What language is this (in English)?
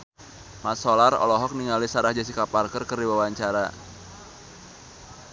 Sundanese